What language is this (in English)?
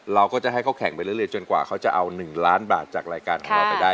Thai